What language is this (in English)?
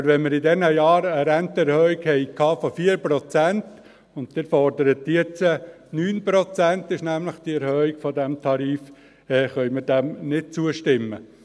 Swiss German